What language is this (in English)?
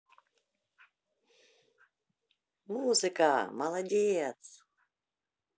Russian